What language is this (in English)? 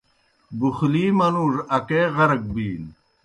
Kohistani Shina